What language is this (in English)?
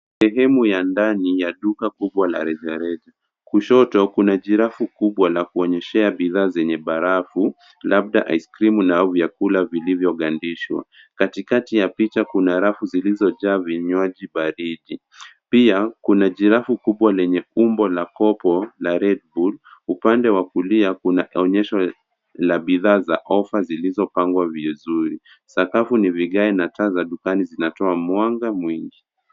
Swahili